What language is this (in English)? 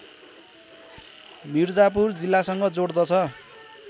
Nepali